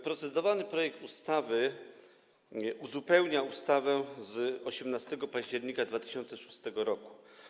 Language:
Polish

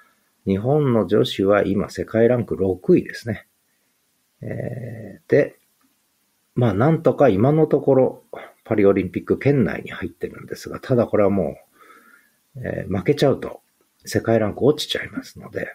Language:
Japanese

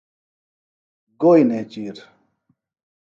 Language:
Phalura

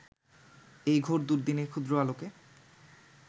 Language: Bangla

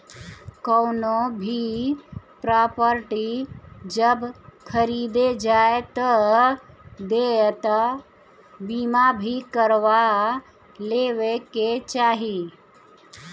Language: Bhojpuri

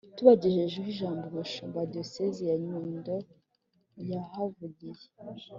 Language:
Kinyarwanda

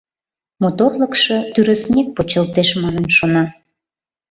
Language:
Mari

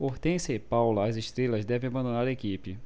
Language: Portuguese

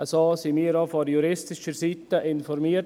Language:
Swiss German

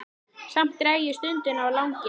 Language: Icelandic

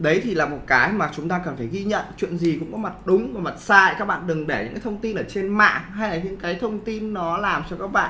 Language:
Vietnamese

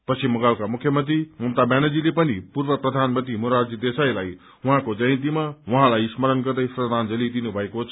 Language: Nepali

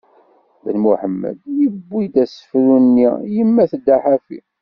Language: Kabyle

